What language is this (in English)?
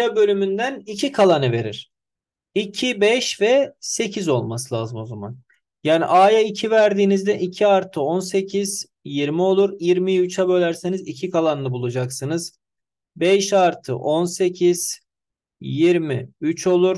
Turkish